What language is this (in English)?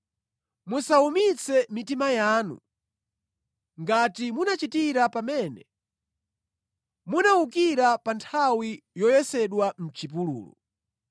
Nyanja